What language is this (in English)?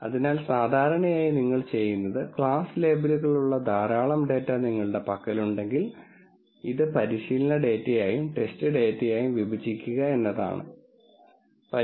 Malayalam